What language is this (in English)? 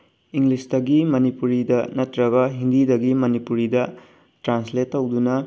Manipuri